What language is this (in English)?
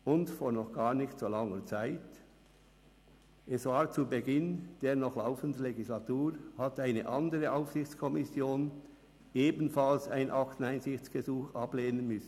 Swiss German